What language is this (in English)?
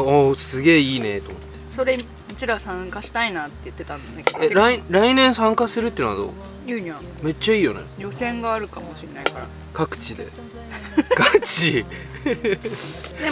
Japanese